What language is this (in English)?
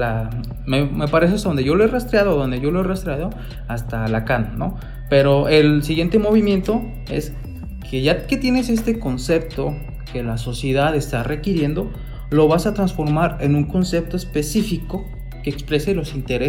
Spanish